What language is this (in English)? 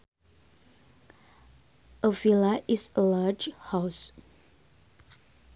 Sundanese